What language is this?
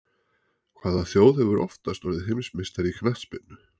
Icelandic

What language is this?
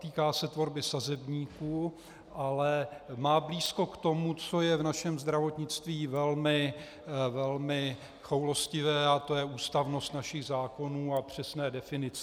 Czech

